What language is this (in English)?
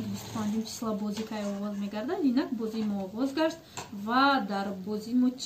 Turkish